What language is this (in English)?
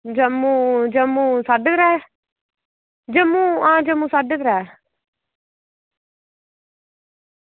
Dogri